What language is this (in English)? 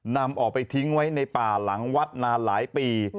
Thai